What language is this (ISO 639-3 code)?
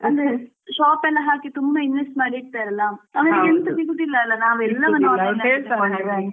kan